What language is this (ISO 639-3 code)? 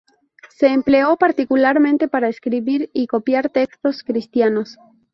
spa